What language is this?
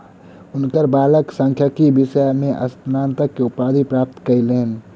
Maithili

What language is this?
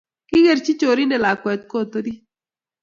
Kalenjin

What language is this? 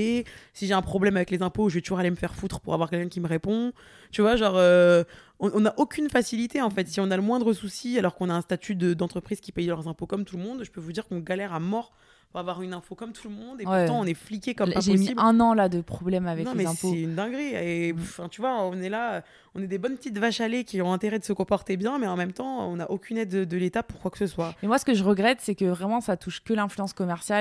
French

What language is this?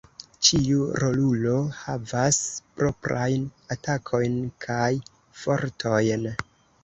Esperanto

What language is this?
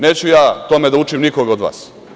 Serbian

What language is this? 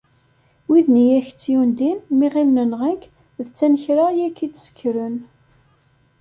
Kabyle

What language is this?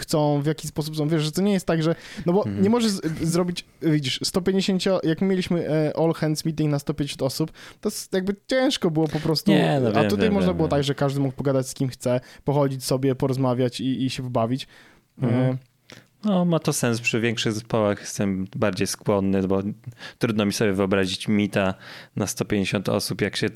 Polish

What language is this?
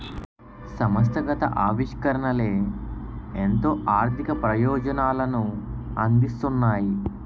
Telugu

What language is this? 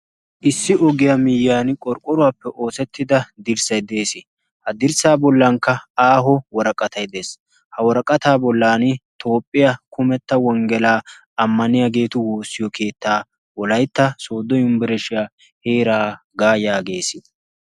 Wolaytta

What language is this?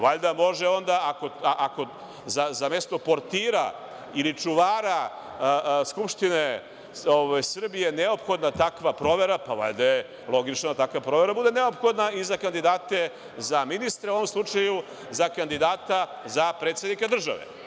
Serbian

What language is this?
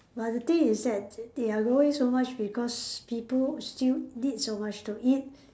English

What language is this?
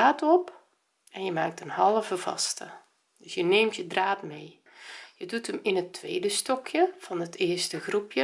Dutch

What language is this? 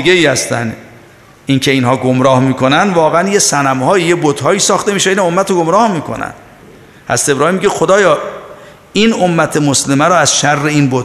Persian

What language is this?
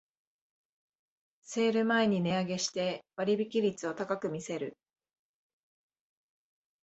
Japanese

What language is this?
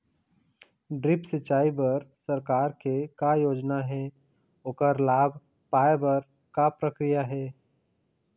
Chhattisgarhi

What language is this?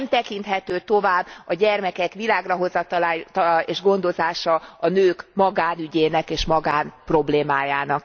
Hungarian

